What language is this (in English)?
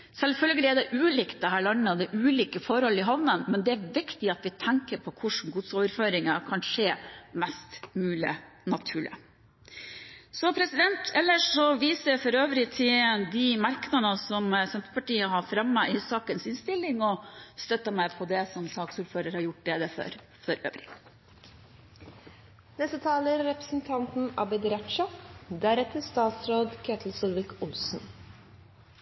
Norwegian Bokmål